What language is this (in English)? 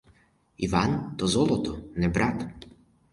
Ukrainian